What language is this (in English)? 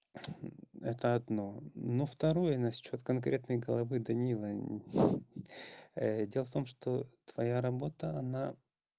Russian